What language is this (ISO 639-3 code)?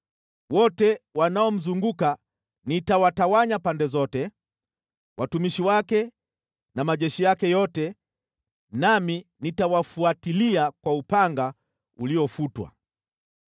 swa